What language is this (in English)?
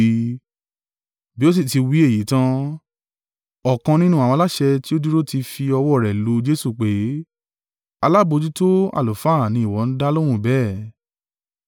Yoruba